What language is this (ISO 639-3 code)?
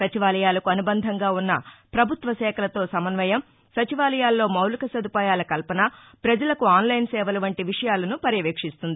tel